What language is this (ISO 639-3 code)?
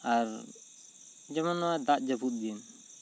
sat